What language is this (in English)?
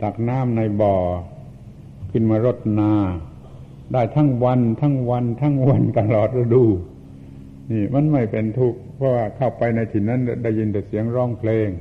Thai